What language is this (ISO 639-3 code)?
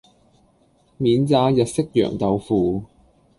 yue